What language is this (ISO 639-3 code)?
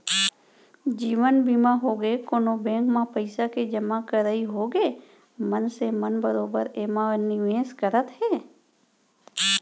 hne